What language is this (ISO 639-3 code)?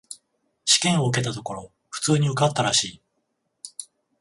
jpn